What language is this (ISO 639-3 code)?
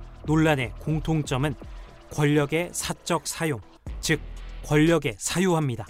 kor